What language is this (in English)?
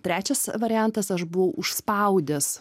Lithuanian